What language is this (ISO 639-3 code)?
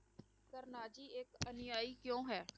pan